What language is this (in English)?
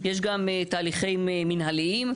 Hebrew